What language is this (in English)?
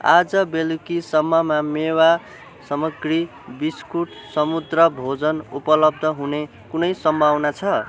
Nepali